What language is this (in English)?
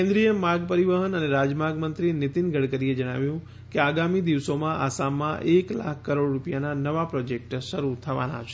Gujarati